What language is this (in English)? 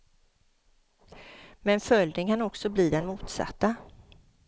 Swedish